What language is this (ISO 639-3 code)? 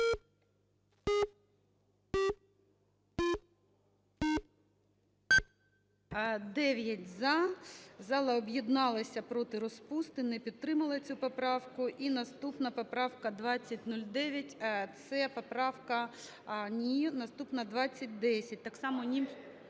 ukr